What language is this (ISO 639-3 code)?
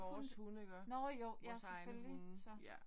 dan